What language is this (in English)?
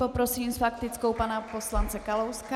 Czech